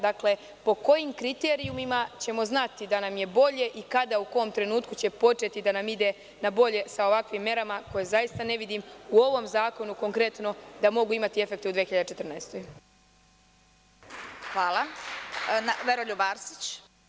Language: Serbian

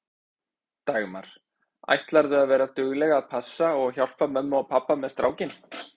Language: Icelandic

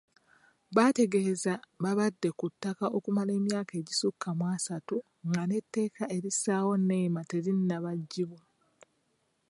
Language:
Ganda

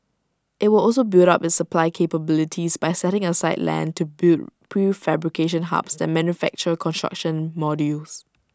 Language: English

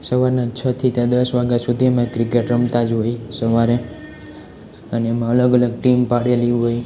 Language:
Gujarati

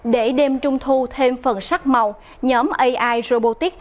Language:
Vietnamese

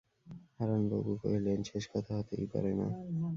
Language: Bangla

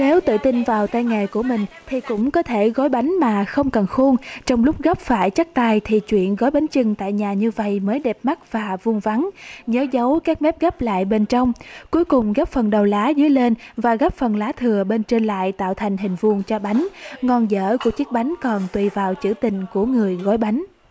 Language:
Vietnamese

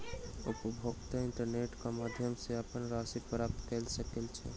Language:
Maithili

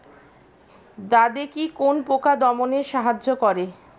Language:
Bangla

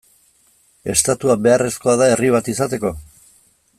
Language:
Basque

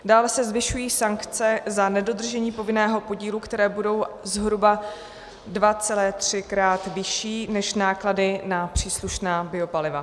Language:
Czech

